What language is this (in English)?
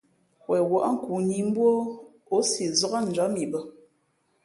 Fe'fe'